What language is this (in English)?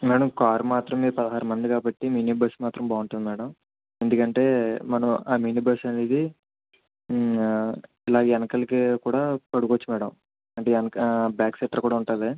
Telugu